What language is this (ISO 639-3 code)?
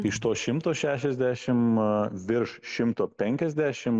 lit